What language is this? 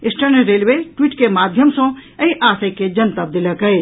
Maithili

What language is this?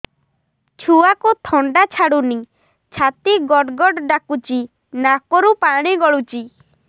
Odia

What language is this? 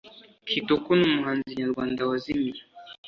Kinyarwanda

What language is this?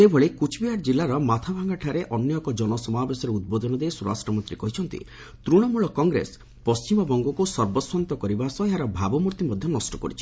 Odia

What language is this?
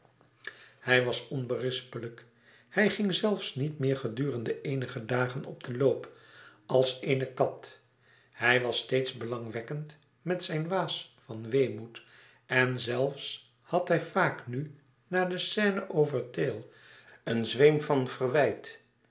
Dutch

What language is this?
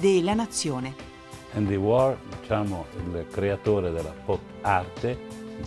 Italian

